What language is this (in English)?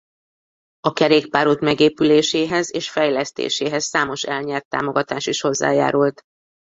Hungarian